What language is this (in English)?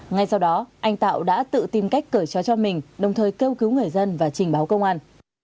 Vietnamese